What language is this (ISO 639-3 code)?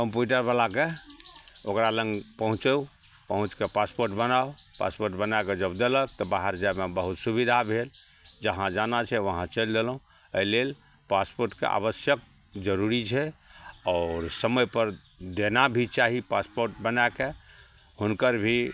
mai